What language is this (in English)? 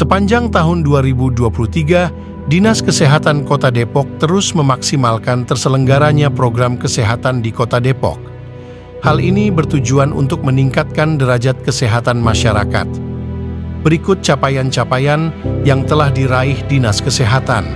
Indonesian